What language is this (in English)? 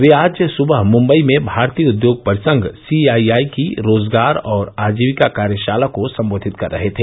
Hindi